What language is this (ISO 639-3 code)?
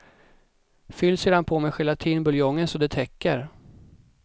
swe